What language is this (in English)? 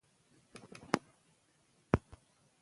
Pashto